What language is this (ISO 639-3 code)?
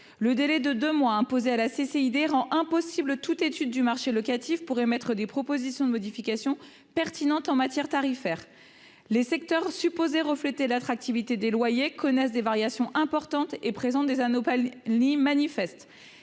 fra